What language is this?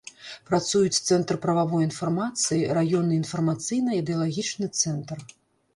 Belarusian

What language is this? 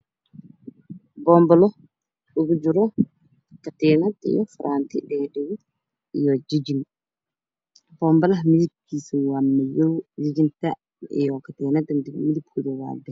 Somali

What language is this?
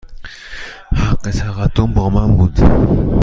Persian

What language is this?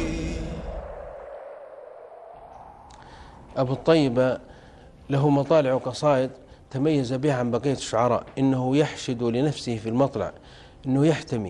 Arabic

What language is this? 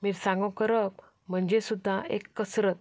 Konkani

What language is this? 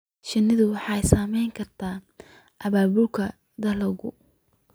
Somali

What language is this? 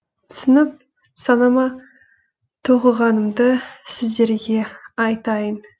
Kazakh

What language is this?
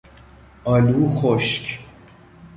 Persian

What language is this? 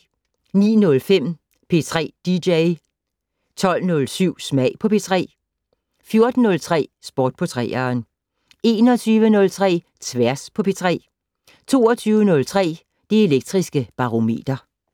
Danish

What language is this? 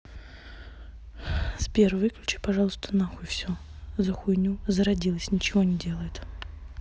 Russian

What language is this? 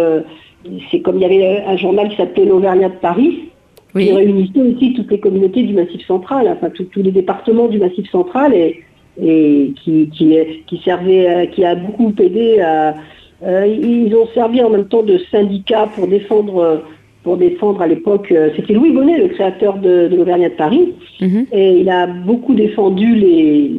French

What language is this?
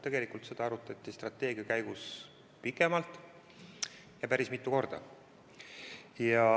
Estonian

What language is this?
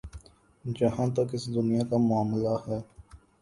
Urdu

